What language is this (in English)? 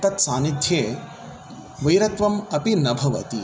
Sanskrit